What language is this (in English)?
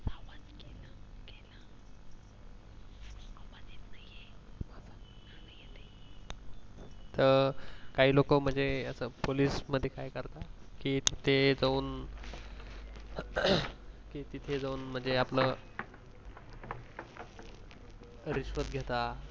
Marathi